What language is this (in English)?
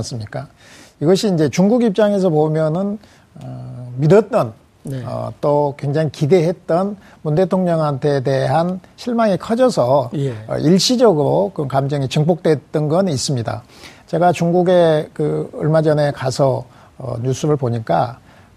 Korean